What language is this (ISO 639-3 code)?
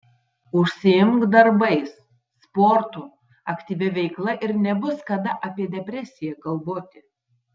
lit